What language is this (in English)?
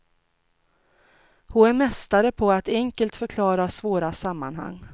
Swedish